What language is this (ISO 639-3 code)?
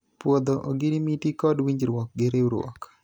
luo